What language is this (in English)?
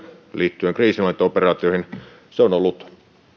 Finnish